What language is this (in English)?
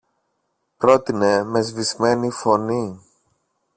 Greek